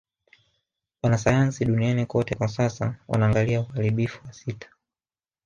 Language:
Swahili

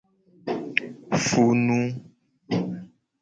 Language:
Gen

